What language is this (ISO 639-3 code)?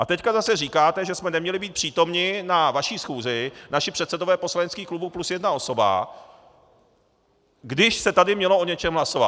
ces